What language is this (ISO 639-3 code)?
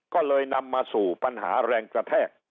tha